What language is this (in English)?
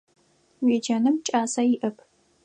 Adyghe